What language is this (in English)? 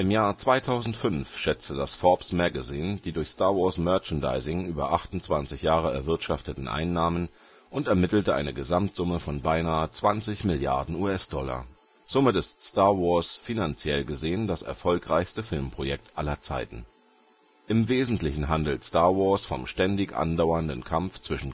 German